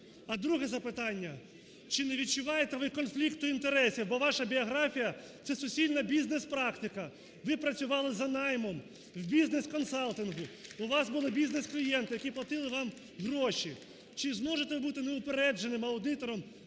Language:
Ukrainian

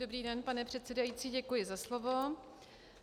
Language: Czech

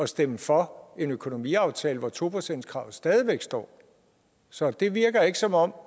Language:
Danish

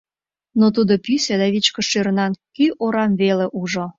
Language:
Mari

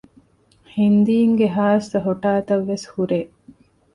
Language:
Divehi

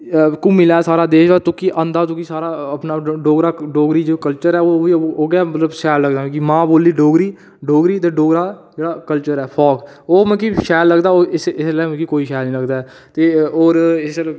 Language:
Dogri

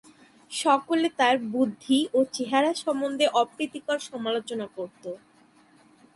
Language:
Bangla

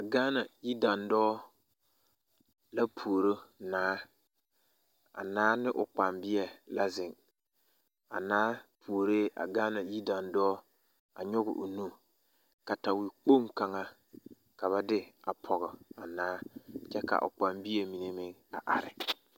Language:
Southern Dagaare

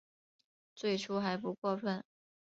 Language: Chinese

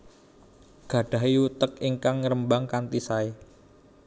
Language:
Javanese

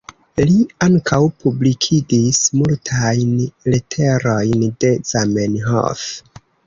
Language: Esperanto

